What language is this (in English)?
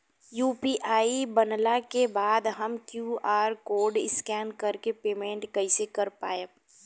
Bhojpuri